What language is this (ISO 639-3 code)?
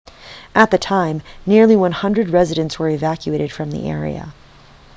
eng